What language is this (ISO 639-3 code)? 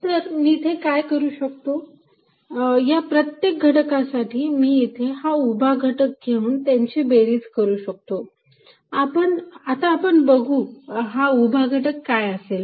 mar